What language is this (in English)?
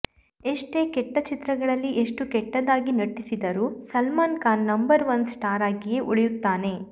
Kannada